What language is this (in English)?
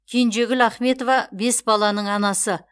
Kazakh